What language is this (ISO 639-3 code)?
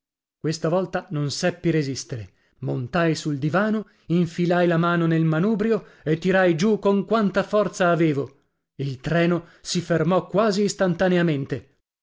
ita